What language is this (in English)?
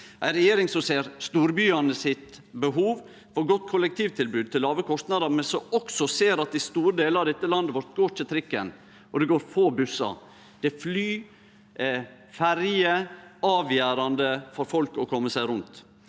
Norwegian